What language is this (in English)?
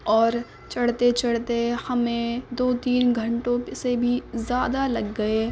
Urdu